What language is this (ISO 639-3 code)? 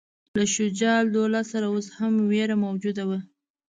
pus